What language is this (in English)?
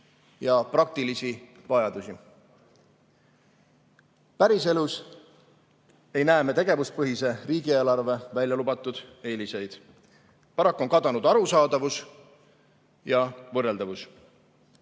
Estonian